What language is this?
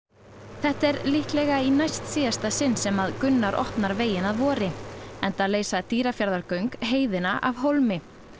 Icelandic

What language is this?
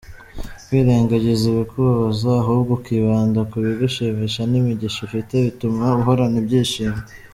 Kinyarwanda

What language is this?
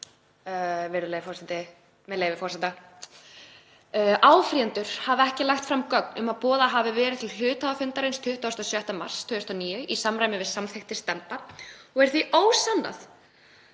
Icelandic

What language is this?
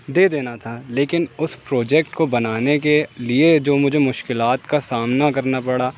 Urdu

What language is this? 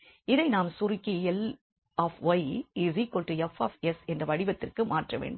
Tamil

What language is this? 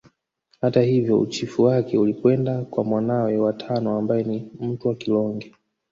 Swahili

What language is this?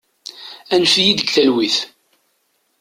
Kabyle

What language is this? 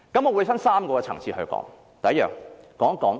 Cantonese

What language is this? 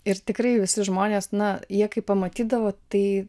Lithuanian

